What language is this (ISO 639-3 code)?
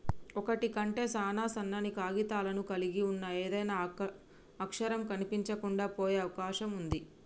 tel